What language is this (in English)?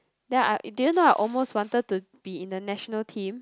English